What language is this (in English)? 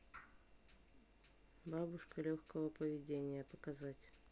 Russian